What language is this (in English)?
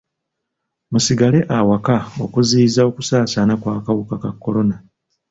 Ganda